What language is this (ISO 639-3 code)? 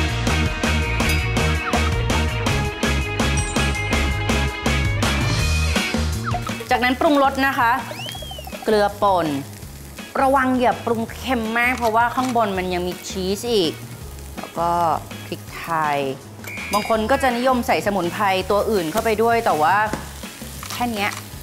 tha